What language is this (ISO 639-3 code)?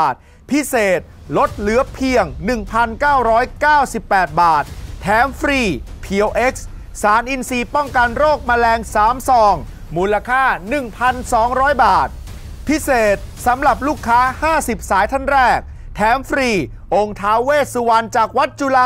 tha